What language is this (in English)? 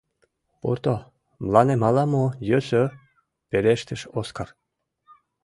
Mari